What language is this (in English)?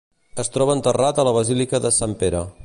Catalan